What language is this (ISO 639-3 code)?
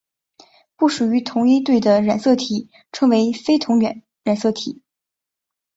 zho